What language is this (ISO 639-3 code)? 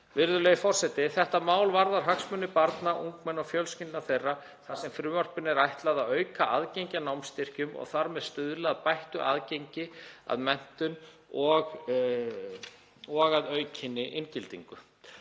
isl